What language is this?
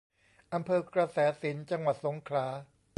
Thai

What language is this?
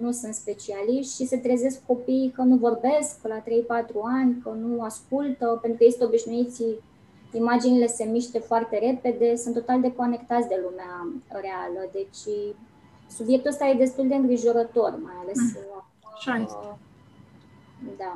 Romanian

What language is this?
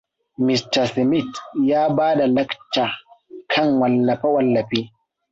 Hausa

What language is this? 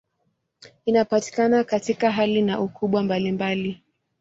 Swahili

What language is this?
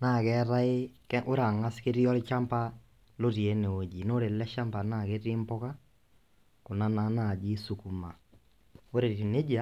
Masai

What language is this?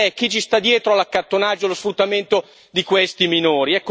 Italian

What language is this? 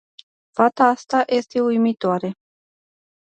Romanian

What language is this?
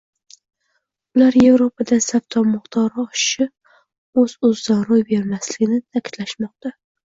Uzbek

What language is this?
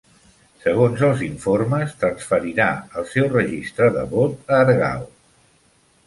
Catalan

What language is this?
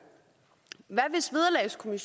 Danish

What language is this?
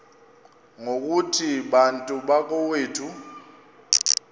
Xhosa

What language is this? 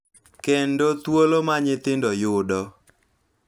Luo (Kenya and Tanzania)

